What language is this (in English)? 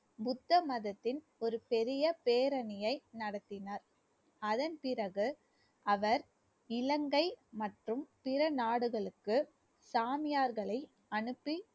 Tamil